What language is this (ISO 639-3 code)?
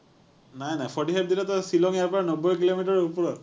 asm